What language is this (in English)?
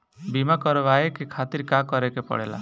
Bhojpuri